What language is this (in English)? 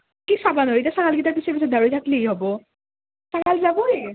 Assamese